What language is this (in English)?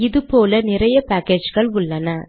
Tamil